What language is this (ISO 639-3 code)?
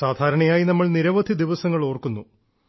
mal